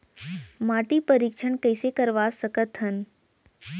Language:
Chhattisgarhi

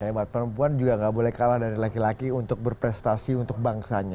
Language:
Indonesian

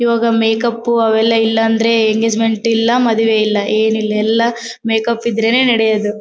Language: Kannada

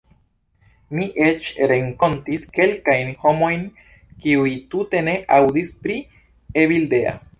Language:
Esperanto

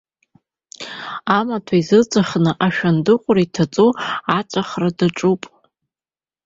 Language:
Abkhazian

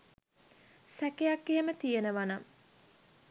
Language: Sinhala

